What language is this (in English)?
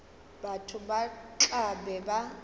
Northern Sotho